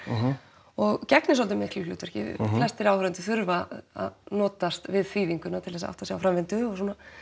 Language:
Icelandic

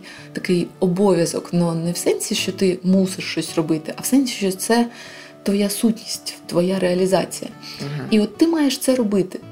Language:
Ukrainian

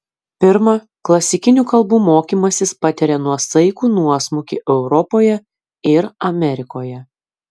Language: Lithuanian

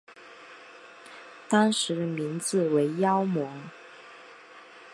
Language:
Chinese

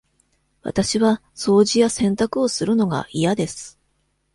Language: Japanese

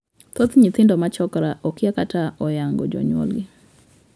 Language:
Luo (Kenya and Tanzania)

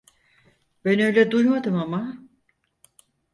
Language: Turkish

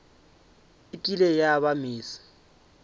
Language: Northern Sotho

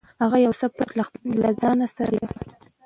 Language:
Pashto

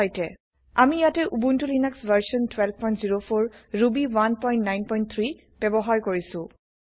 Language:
Assamese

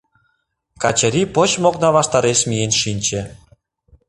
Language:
Mari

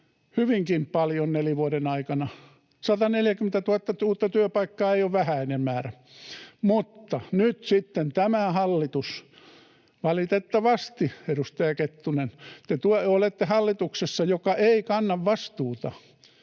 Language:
Finnish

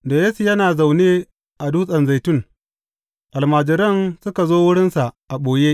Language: Hausa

